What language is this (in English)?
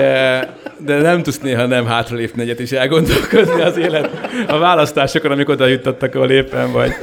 Hungarian